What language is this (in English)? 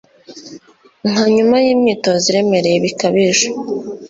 Kinyarwanda